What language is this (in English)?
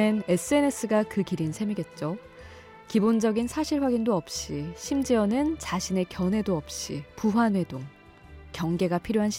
Korean